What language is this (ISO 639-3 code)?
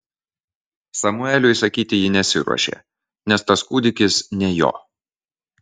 lit